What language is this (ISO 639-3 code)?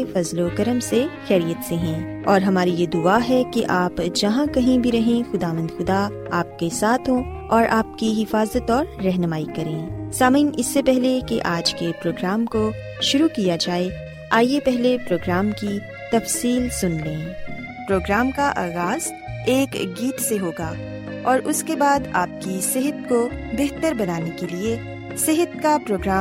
urd